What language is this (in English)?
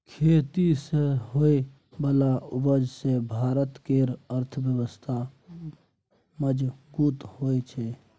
Maithili